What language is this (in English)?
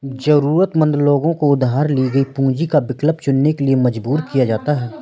Hindi